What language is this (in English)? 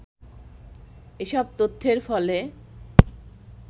Bangla